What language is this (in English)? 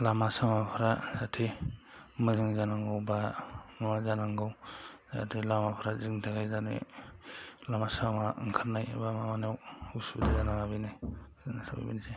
Bodo